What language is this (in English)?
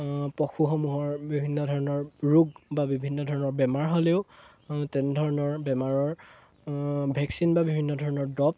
Assamese